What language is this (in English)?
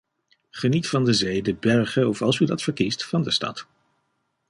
Dutch